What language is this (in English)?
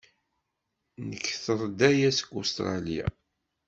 Kabyle